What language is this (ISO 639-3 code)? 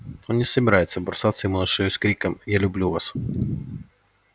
rus